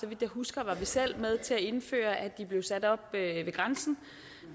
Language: Danish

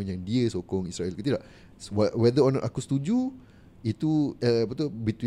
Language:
Malay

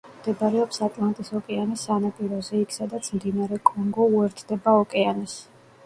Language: Georgian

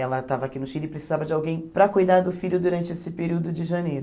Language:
Portuguese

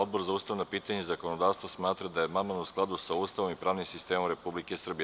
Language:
Serbian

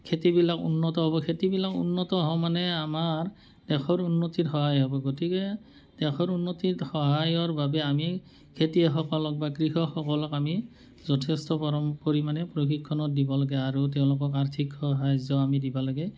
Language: Assamese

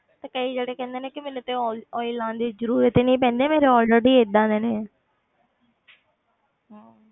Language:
Punjabi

